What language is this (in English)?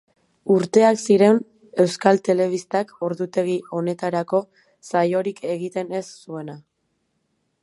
Basque